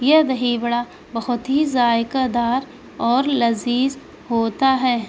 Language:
Urdu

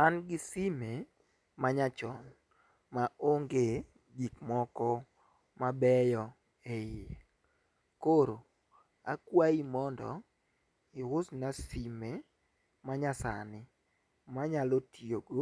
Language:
Luo (Kenya and Tanzania)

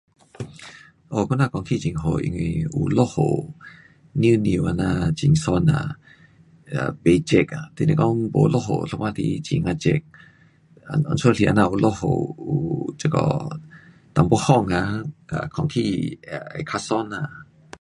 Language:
Pu-Xian Chinese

